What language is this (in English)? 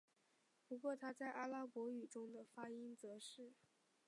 Chinese